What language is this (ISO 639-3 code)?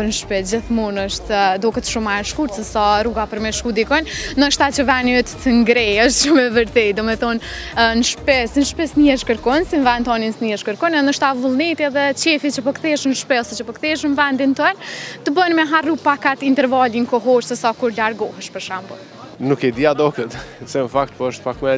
pol